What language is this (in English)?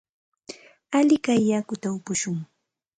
Santa Ana de Tusi Pasco Quechua